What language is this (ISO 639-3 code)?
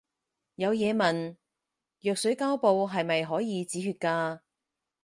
yue